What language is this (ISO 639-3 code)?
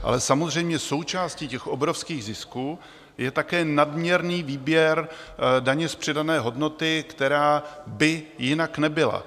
ces